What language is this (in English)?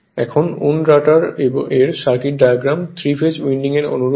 Bangla